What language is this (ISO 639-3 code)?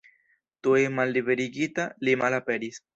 epo